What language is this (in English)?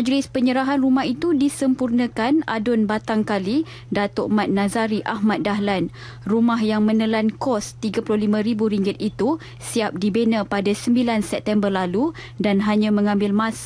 Malay